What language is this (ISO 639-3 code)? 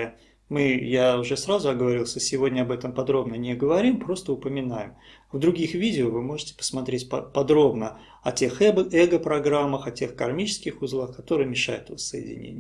rus